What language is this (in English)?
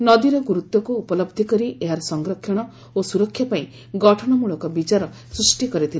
Odia